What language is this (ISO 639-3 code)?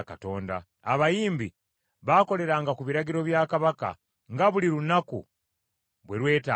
lug